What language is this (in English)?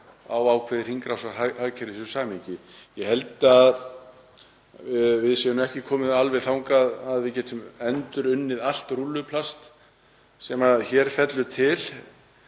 Icelandic